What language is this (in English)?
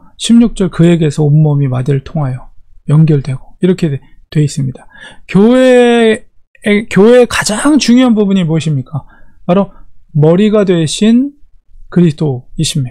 Korean